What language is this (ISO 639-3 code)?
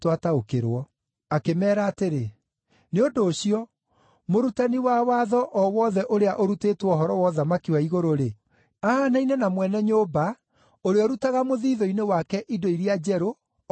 kik